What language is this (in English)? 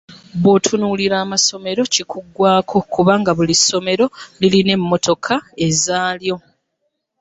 Ganda